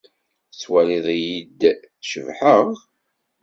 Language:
Kabyle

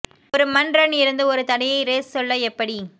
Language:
Tamil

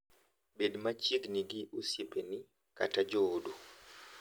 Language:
Luo (Kenya and Tanzania)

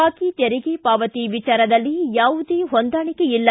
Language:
Kannada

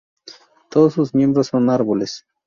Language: Spanish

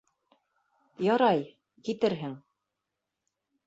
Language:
Bashkir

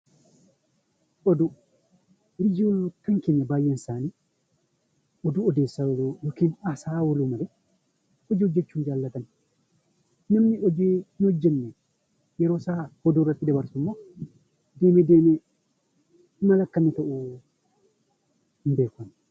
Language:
Oromo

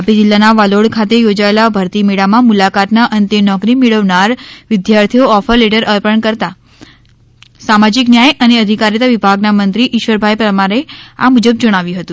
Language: Gujarati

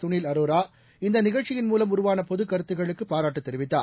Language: Tamil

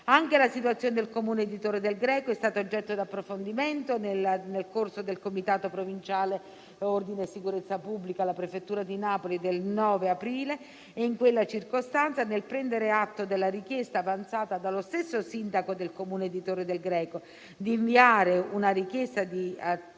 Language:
Italian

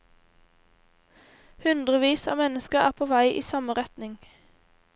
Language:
Norwegian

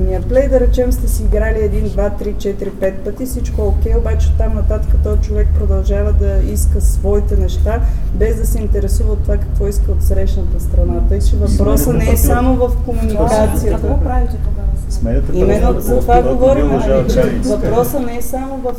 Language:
Bulgarian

